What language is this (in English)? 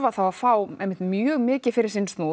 Icelandic